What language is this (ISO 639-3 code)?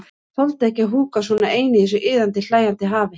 isl